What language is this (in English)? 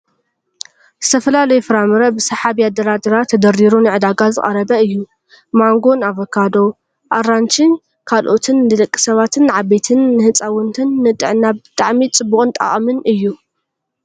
Tigrinya